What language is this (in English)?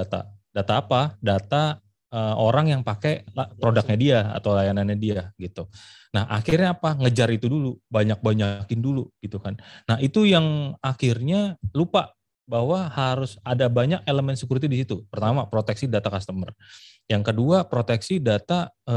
Indonesian